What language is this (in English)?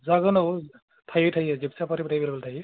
Bodo